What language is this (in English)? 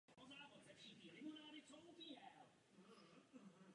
Czech